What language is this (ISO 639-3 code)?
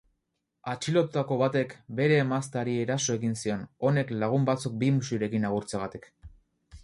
eus